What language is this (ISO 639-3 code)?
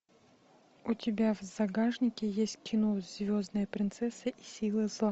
rus